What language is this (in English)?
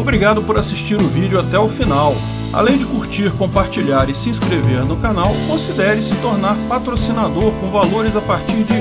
Portuguese